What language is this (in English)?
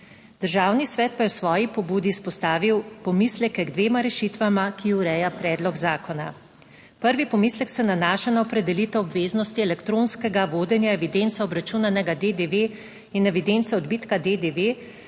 Slovenian